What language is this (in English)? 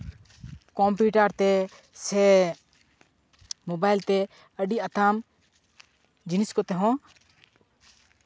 Santali